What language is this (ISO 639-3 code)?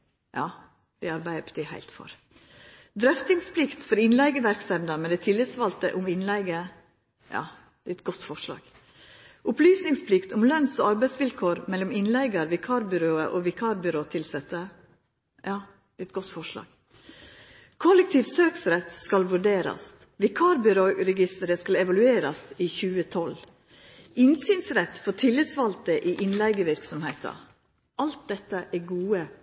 nno